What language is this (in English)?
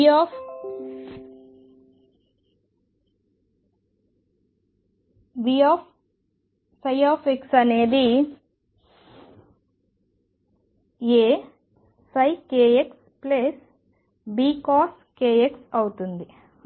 Telugu